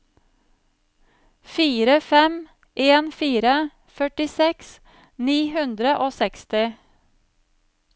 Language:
Norwegian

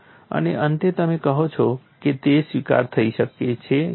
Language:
Gujarati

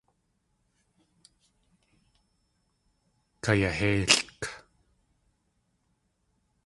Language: Tlingit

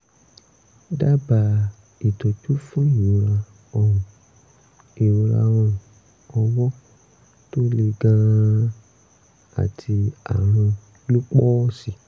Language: Yoruba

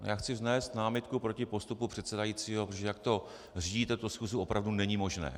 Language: Czech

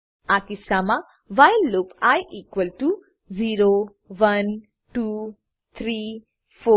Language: Gujarati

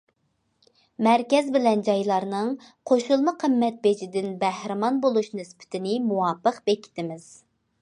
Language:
Uyghur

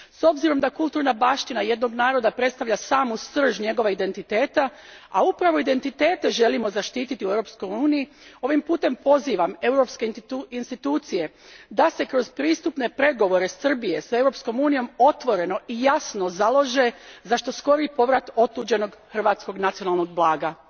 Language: Croatian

